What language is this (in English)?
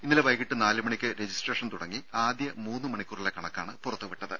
Malayalam